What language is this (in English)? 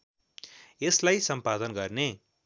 Nepali